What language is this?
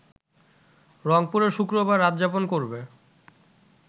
Bangla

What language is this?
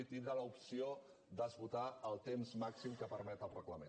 Catalan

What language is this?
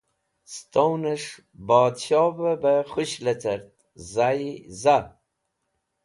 Wakhi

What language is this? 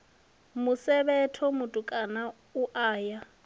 Venda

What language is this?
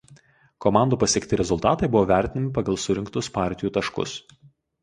Lithuanian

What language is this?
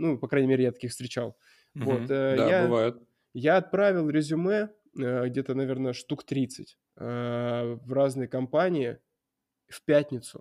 Russian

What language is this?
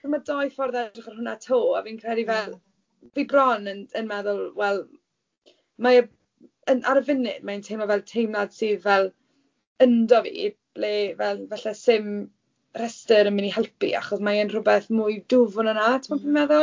Welsh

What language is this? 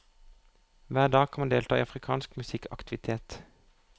Norwegian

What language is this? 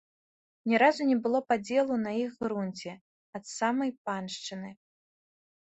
Belarusian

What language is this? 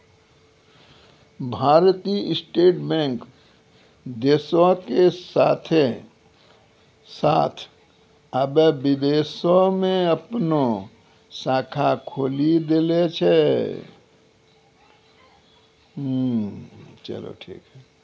Maithili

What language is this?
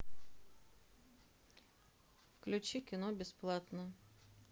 Russian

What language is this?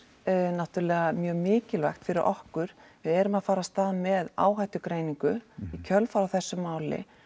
Icelandic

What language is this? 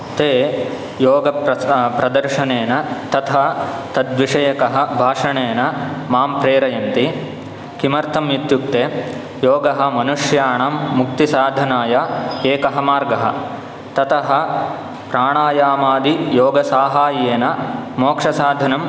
Sanskrit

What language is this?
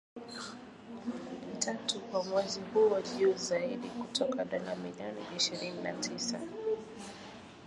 Swahili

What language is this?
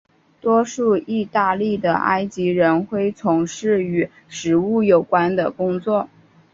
Chinese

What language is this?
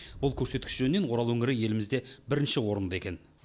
Kazakh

